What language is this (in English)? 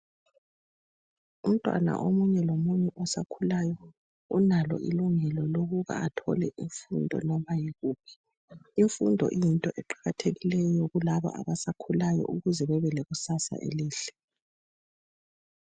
North Ndebele